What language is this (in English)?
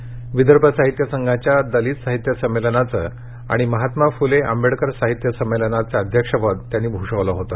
Marathi